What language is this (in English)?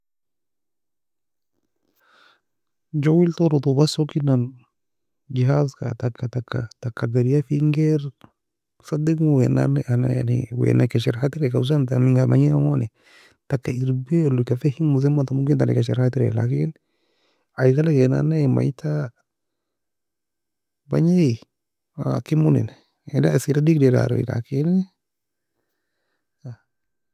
Nobiin